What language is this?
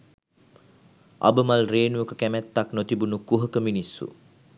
Sinhala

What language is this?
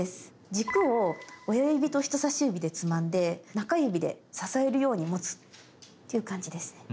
Japanese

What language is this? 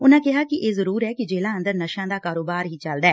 Punjabi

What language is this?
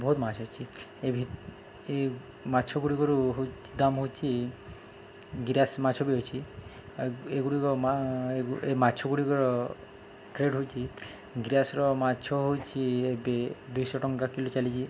Odia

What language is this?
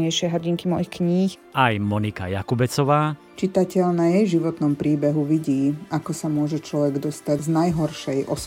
Slovak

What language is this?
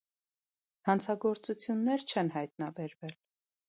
Armenian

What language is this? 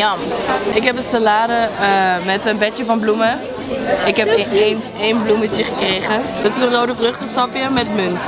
Dutch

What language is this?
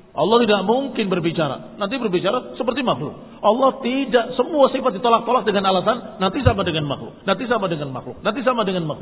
Indonesian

